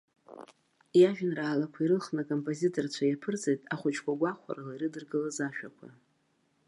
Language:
Abkhazian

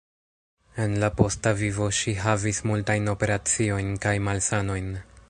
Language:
Esperanto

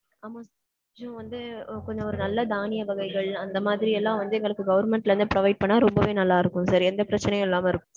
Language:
Tamil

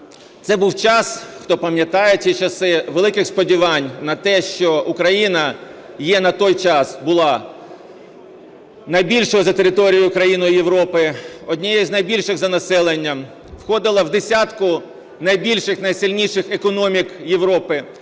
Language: Ukrainian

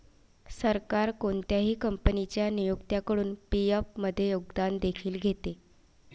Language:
Marathi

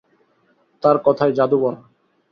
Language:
Bangla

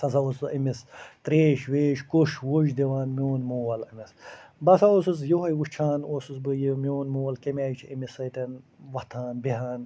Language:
Kashmiri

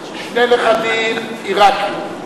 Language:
Hebrew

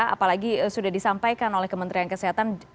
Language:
Indonesian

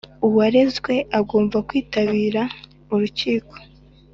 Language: Kinyarwanda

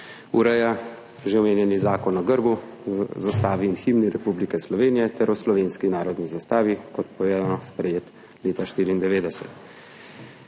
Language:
Slovenian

